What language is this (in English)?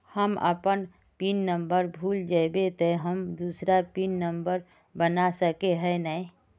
Magahi